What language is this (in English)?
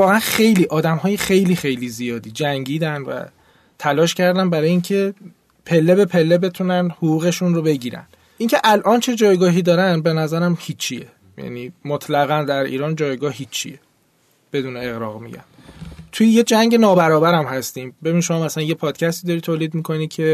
Persian